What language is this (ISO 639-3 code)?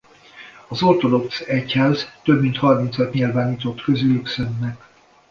hun